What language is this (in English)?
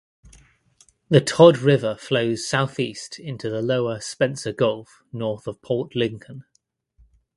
English